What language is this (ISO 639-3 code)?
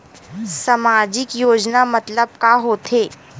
hne